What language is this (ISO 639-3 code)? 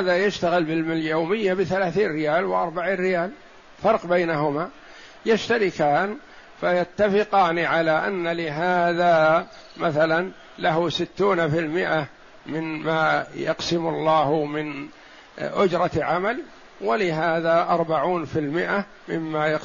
ara